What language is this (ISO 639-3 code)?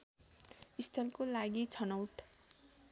nep